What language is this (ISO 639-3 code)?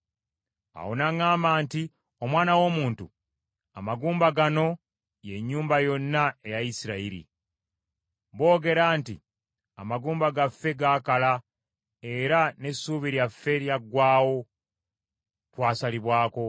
lug